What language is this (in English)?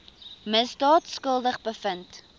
Afrikaans